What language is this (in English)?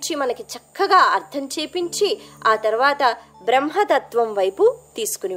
Telugu